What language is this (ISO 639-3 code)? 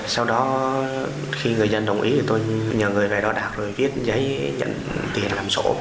vie